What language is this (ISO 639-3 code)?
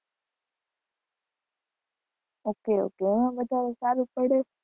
guj